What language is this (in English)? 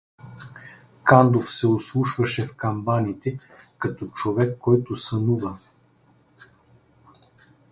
Bulgarian